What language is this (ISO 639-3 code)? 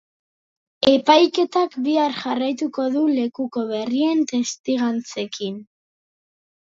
eus